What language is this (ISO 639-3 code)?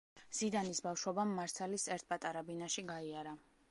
kat